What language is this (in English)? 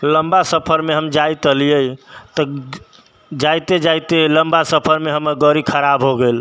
Maithili